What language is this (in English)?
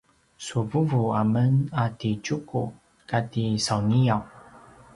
Paiwan